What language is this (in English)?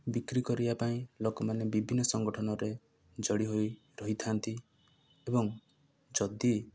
Odia